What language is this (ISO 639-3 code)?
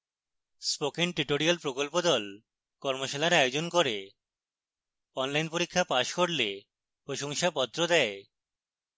ben